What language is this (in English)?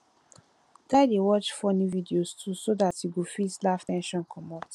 Nigerian Pidgin